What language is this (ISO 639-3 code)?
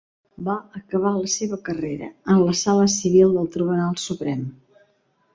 cat